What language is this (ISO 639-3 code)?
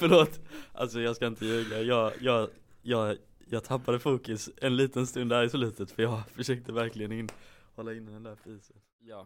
swe